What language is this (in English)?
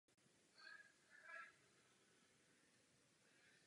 Czech